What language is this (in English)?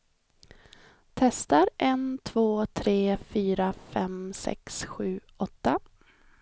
Swedish